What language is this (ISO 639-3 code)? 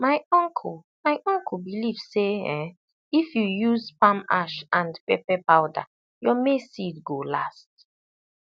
pcm